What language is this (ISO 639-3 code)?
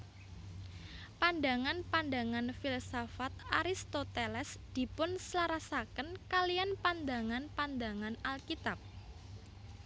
jav